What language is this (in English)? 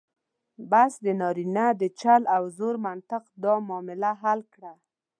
Pashto